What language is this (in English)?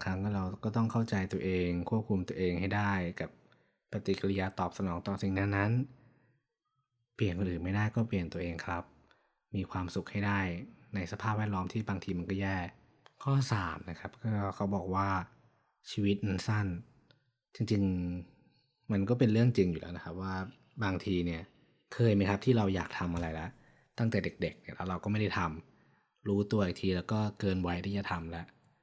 Thai